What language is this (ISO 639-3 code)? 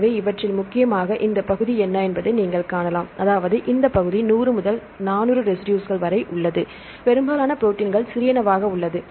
tam